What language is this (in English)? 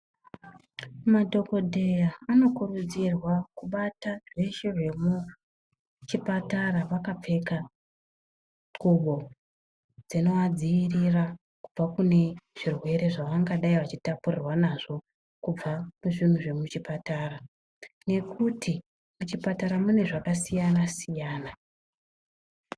Ndau